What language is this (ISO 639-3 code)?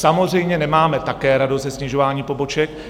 ces